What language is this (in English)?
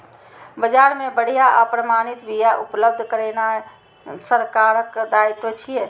Maithili